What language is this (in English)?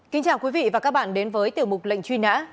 Vietnamese